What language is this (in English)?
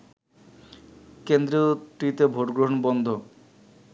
Bangla